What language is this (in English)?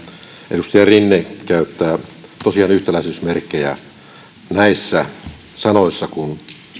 Finnish